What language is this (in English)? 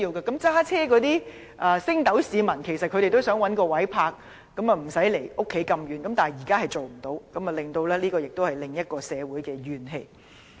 Cantonese